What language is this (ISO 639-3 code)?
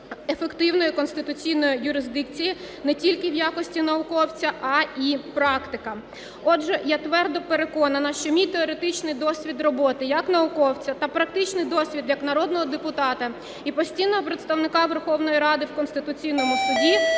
ukr